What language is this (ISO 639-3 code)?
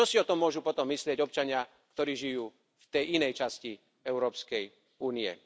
slk